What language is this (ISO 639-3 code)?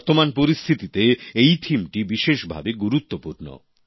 ben